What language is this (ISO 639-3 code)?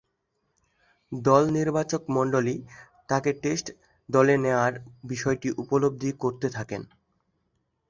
ben